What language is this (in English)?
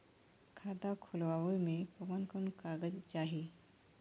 Bhojpuri